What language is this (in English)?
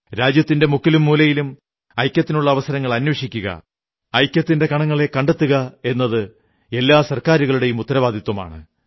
Malayalam